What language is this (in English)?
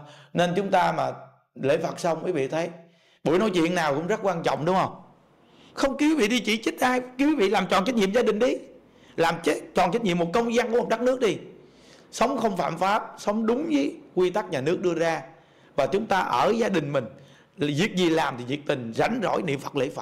Vietnamese